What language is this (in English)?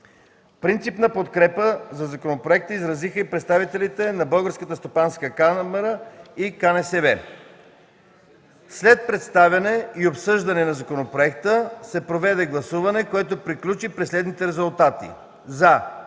Bulgarian